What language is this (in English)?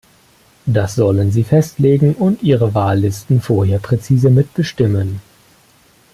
German